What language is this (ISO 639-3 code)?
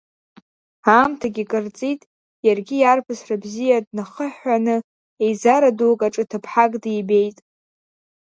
abk